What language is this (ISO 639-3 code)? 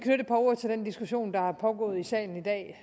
dan